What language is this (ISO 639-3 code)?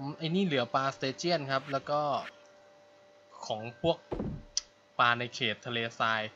tha